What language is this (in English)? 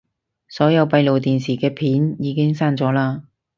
Cantonese